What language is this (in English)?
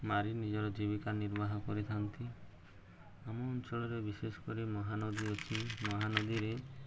Odia